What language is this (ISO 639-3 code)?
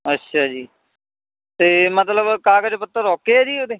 pan